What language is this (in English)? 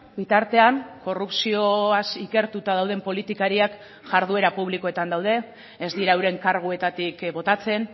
Basque